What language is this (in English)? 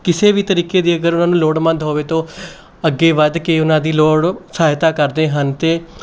Punjabi